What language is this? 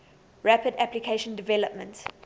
English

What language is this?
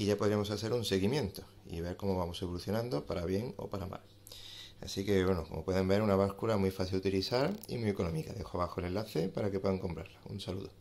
Spanish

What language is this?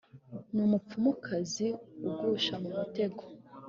Kinyarwanda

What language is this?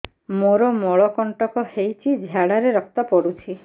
Odia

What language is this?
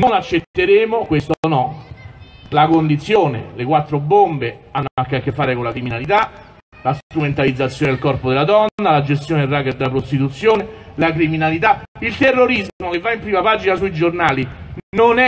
Italian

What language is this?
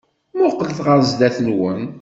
Kabyle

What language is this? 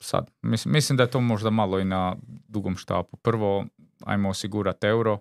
Croatian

